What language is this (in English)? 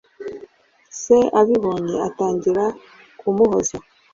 Kinyarwanda